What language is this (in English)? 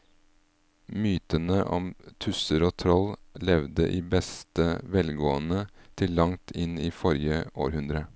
Norwegian